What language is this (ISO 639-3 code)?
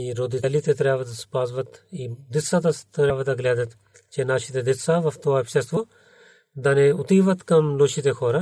bul